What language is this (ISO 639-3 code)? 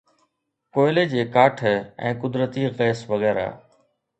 snd